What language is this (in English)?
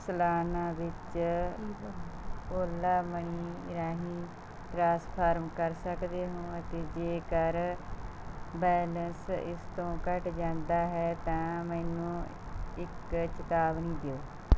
Punjabi